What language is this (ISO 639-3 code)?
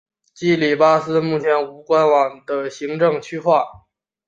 zho